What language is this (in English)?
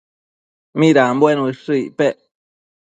Matsés